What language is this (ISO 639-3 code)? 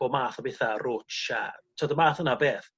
cym